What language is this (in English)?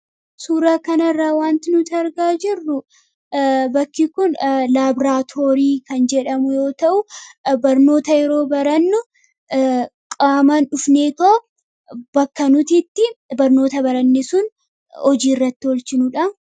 Oromo